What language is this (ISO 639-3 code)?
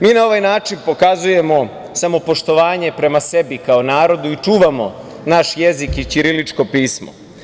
srp